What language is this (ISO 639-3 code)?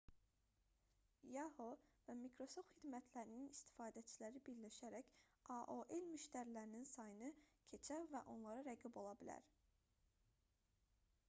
aze